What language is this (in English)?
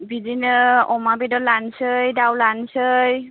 Bodo